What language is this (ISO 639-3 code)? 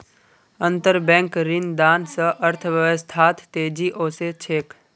mag